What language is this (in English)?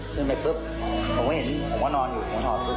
Thai